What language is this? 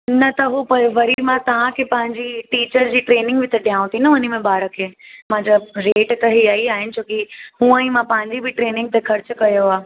Sindhi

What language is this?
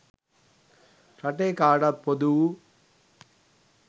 Sinhala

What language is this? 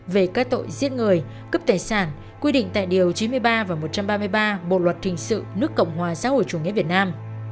Vietnamese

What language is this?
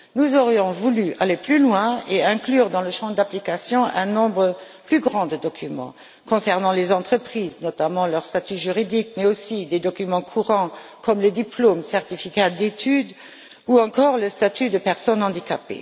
French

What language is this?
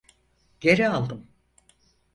Turkish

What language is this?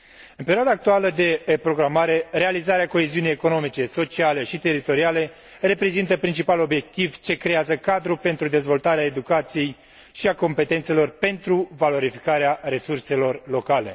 Romanian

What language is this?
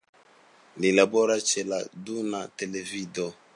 Esperanto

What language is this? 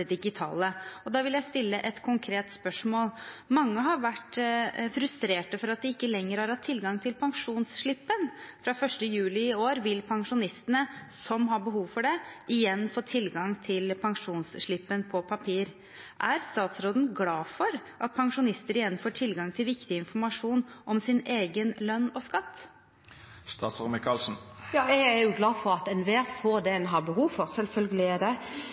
Norwegian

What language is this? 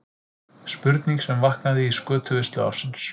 Icelandic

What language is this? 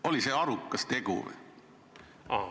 Estonian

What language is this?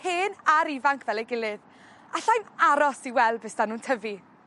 Welsh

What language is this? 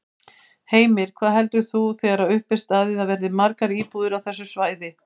Icelandic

